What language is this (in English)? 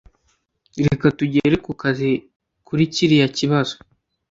Kinyarwanda